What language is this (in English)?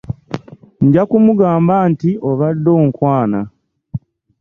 Ganda